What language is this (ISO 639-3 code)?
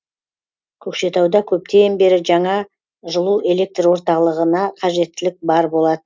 kaz